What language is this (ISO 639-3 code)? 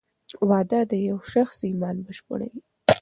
pus